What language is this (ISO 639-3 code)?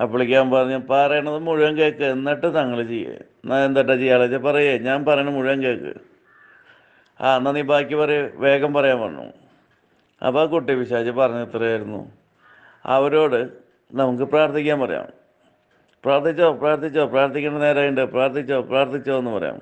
tur